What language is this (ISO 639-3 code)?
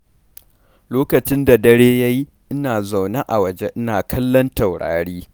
hau